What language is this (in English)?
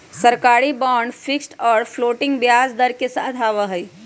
Magahi